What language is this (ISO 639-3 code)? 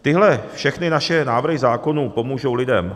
ces